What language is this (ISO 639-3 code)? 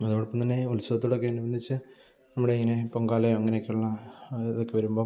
mal